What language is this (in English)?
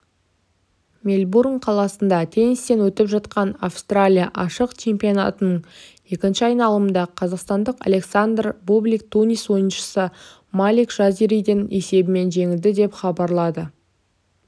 Kazakh